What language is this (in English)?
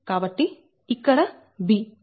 Telugu